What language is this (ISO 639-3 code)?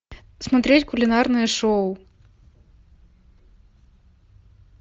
rus